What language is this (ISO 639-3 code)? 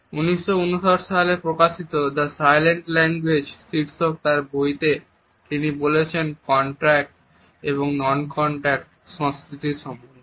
ben